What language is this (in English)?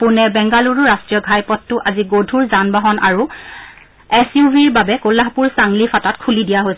Assamese